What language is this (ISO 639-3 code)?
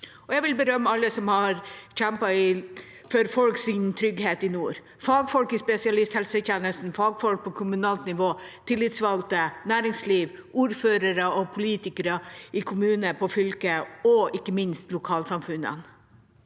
nor